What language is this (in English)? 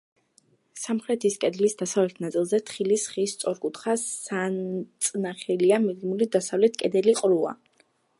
Georgian